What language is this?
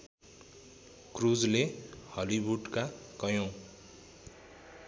Nepali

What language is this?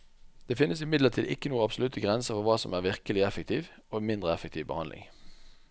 Norwegian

